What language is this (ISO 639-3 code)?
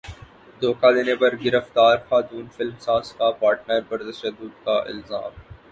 urd